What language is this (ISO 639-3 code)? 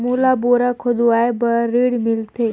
hne